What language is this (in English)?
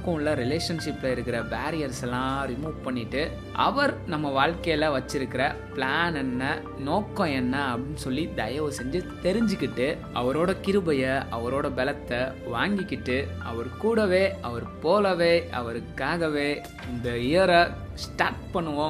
Tamil